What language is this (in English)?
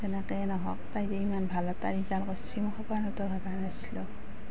Assamese